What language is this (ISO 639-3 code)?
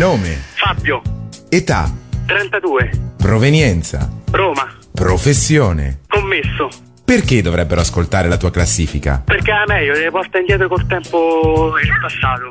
ita